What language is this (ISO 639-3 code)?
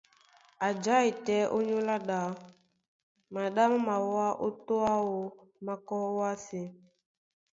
dua